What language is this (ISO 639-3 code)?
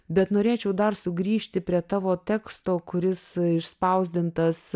lit